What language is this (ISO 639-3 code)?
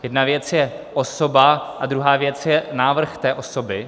ces